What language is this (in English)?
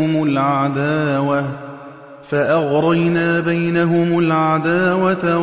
Arabic